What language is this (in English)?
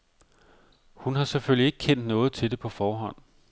Danish